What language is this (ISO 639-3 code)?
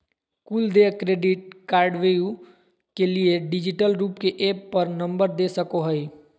mag